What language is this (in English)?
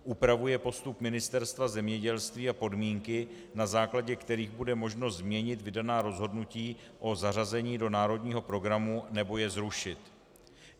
Czech